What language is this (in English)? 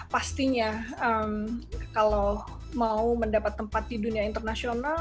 Indonesian